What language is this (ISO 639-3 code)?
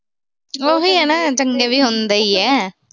pan